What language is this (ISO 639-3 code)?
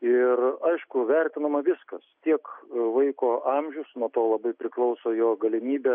lit